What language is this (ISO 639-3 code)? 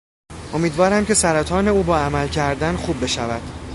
fas